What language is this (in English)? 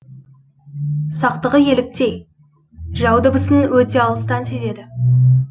Kazakh